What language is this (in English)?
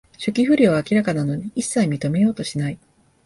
Japanese